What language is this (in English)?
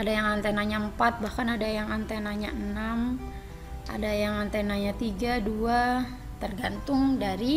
Indonesian